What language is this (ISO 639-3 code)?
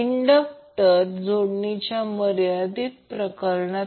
mar